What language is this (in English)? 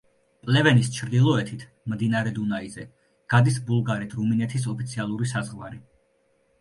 Georgian